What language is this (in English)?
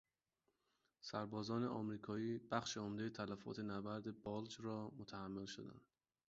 Persian